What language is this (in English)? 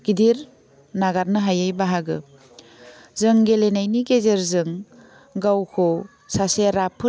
Bodo